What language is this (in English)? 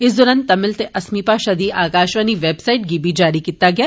Dogri